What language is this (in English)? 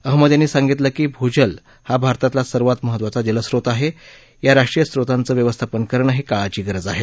Marathi